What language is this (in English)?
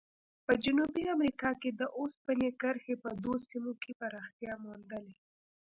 Pashto